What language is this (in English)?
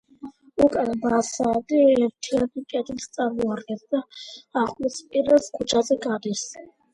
Georgian